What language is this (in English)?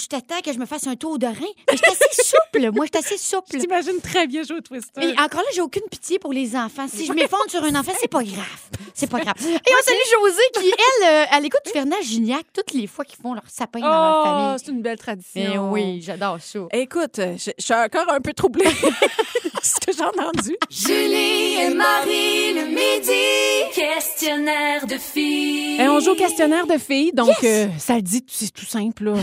French